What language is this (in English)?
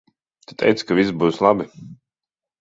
Latvian